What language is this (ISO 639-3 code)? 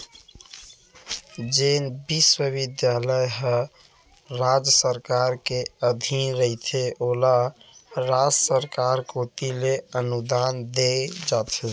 hne